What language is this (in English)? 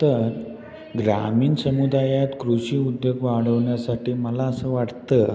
Marathi